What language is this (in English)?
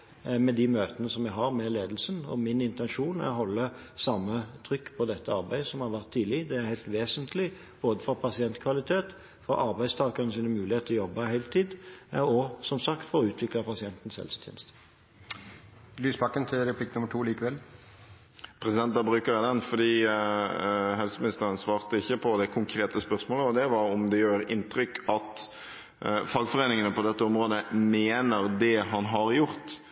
Norwegian